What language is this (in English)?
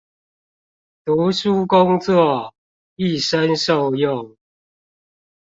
Chinese